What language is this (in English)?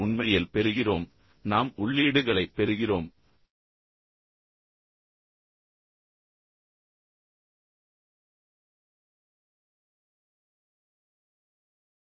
Tamil